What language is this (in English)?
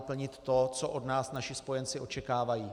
Czech